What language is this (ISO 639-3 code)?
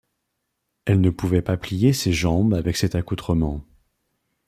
fra